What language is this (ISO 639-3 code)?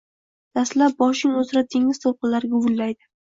uzb